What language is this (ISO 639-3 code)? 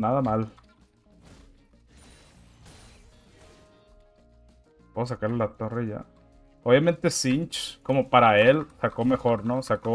spa